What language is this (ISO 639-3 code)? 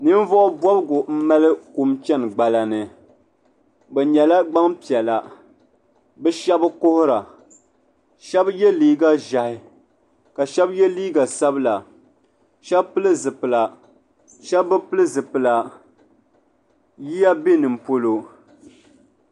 dag